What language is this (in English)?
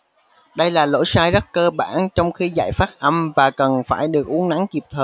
Vietnamese